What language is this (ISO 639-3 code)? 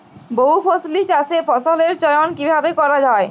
ben